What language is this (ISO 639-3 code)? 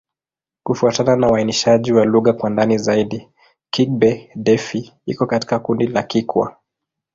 swa